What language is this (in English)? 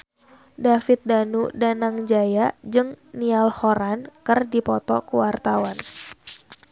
Sundanese